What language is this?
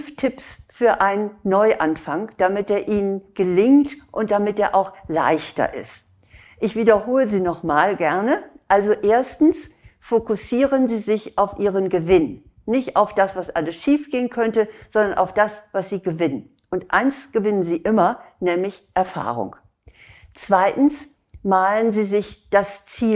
German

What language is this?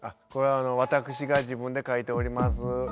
Japanese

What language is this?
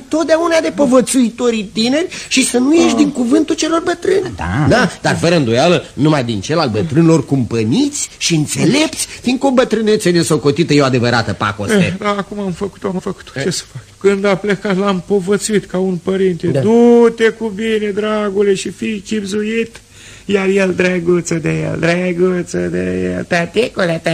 Romanian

